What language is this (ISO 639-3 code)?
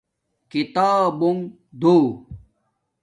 dmk